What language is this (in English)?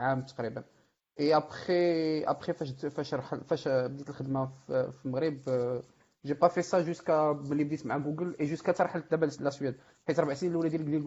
Arabic